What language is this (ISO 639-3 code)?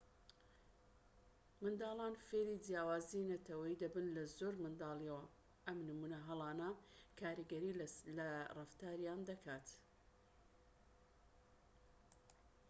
ckb